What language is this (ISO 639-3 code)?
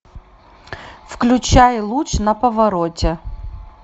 rus